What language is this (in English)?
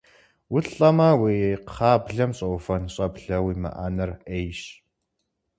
Kabardian